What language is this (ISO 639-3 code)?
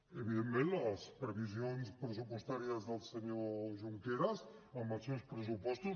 cat